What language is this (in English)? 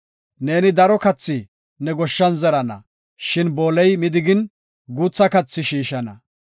Gofa